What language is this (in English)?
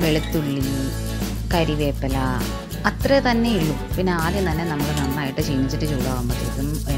Romanian